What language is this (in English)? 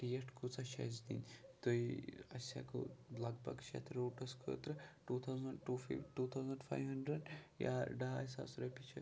Kashmiri